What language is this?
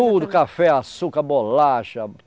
Portuguese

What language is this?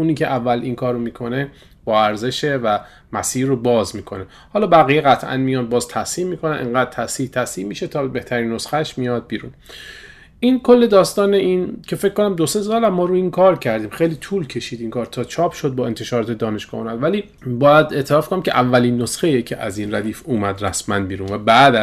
Persian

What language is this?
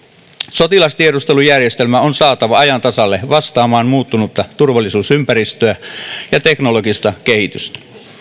Finnish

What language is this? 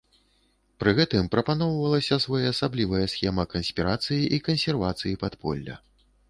Belarusian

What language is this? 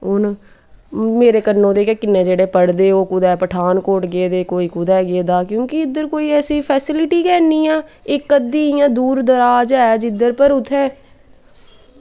Dogri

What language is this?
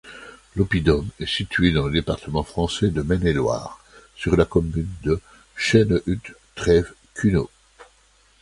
French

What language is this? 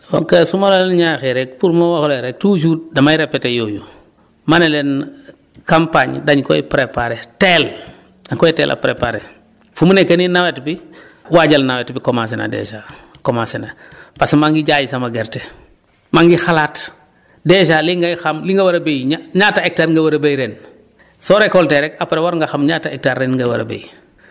Wolof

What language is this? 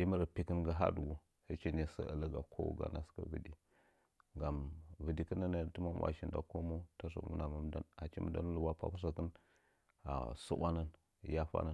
Nzanyi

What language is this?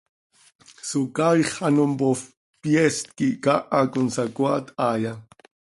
Seri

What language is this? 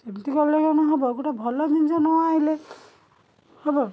Odia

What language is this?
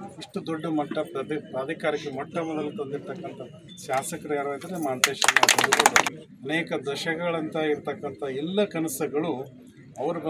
Arabic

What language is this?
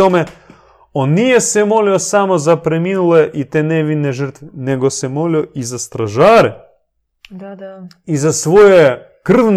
Croatian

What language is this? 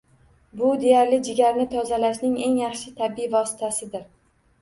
Uzbek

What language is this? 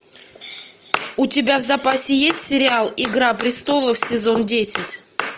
Russian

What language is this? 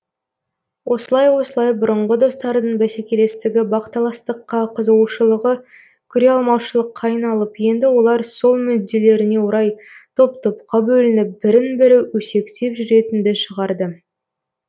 Kazakh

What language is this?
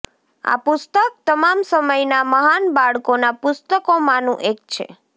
Gujarati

